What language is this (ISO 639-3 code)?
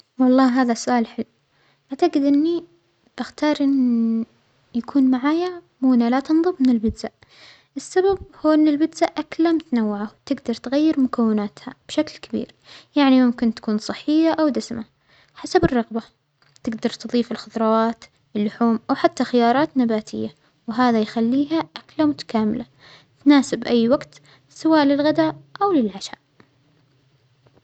acx